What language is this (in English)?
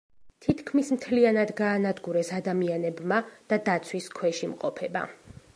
Georgian